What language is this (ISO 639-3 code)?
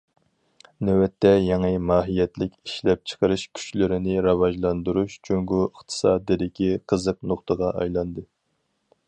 uig